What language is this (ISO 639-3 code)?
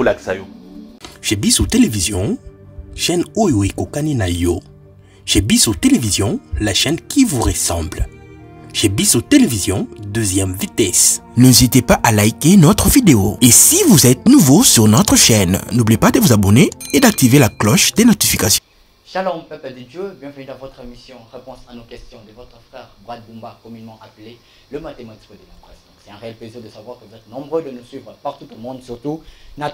fra